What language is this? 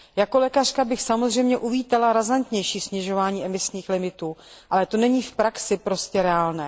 Czech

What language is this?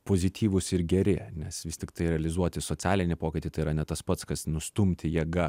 Lithuanian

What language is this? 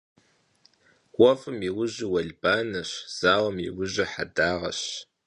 Kabardian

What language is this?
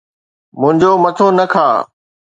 Sindhi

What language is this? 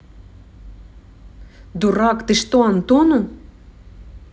Russian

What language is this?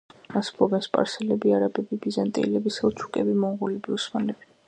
Georgian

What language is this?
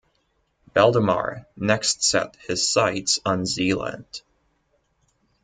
English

